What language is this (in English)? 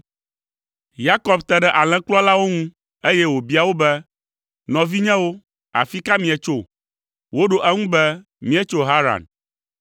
Ewe